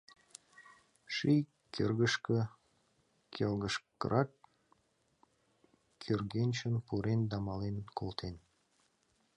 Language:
Mari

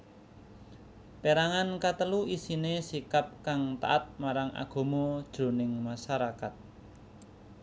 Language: Javanese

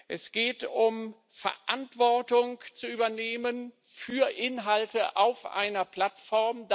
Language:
German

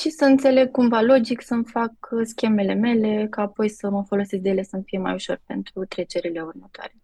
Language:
Romanian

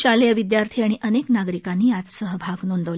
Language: Marathi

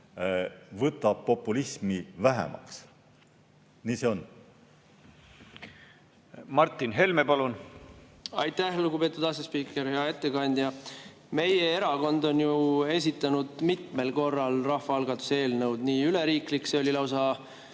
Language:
Estonian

